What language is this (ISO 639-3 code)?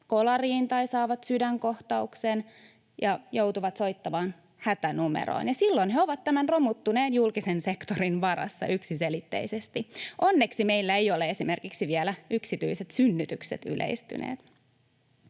fin